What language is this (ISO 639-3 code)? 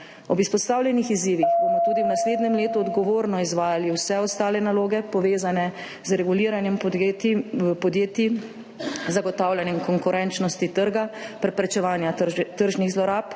slv